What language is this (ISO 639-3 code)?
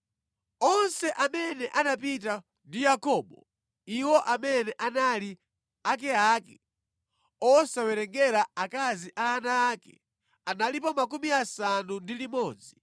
nya